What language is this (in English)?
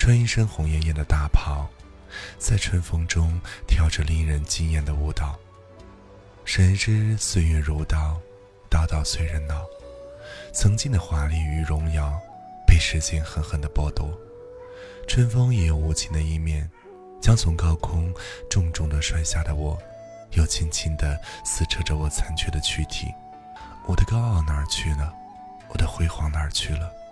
Chinese